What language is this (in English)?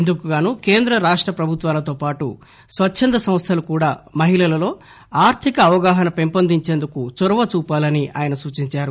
Telugu